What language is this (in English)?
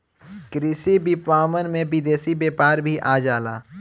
Bhojpuri